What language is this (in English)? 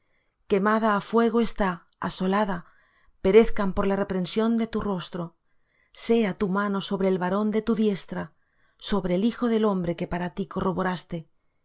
Spanish